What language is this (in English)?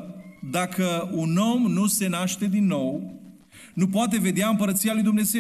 Romanian